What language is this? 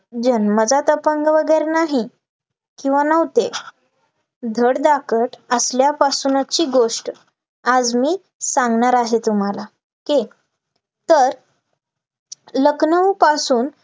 Marathi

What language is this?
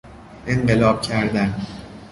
Persian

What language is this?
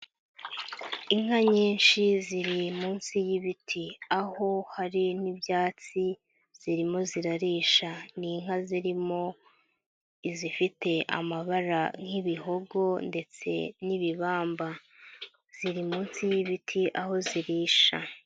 Kinyarwanda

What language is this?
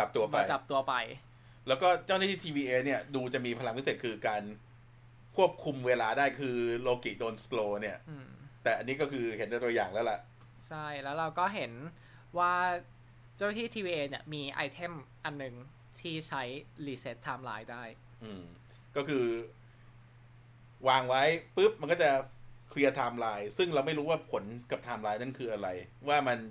Thai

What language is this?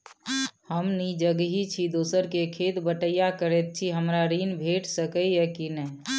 Maithili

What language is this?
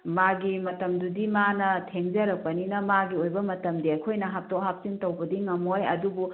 Manipuri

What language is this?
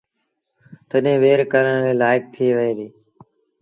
Sindhi Bhil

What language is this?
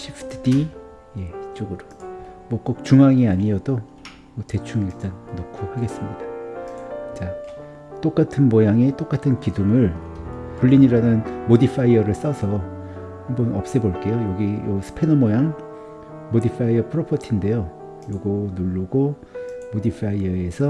Korean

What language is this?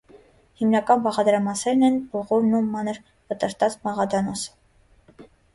Armenian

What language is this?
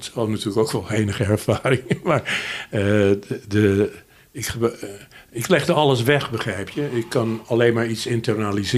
Dutch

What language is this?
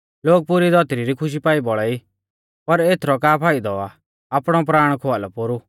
Mahasu Pahari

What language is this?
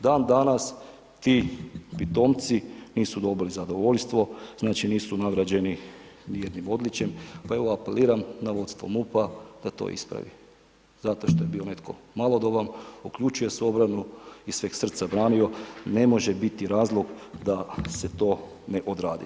Croatian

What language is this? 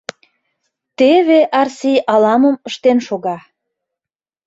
Mari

